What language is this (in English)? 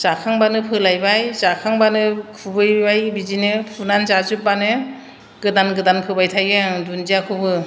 Bodo